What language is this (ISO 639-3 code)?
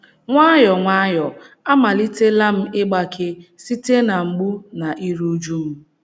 ibo